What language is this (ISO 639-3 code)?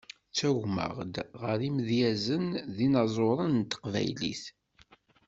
kab